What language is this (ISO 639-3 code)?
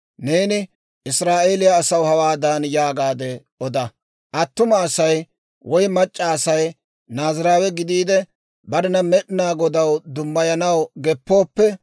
dwr